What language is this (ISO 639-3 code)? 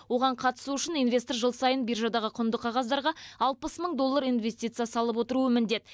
kaz